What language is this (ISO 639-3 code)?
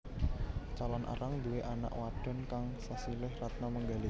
jav